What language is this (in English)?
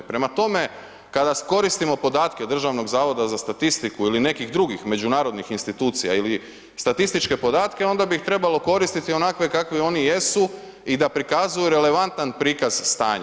Croatian